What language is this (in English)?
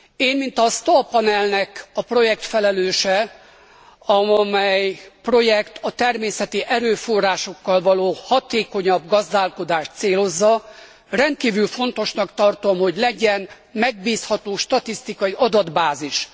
Hungarian